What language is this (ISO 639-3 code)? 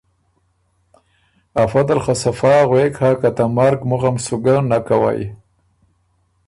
oru